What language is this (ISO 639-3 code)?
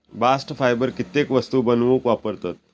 mar